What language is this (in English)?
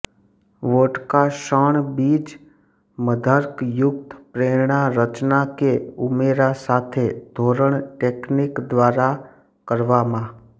Gujarati